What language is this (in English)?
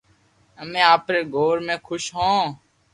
Loarki